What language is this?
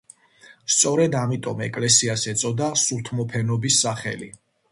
Georgian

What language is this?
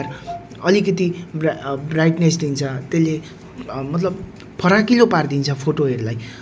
Nepali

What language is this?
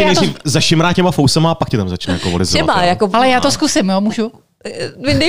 Czech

